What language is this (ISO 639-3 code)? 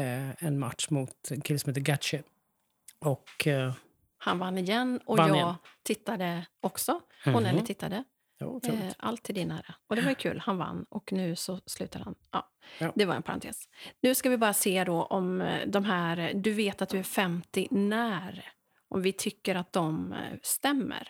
swe